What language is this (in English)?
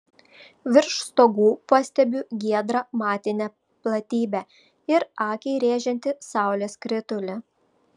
Lithuanian